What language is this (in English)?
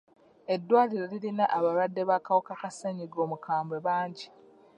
Ganda